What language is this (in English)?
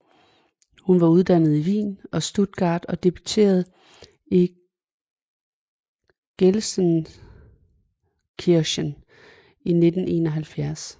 Danish